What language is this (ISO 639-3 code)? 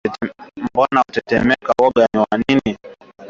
swa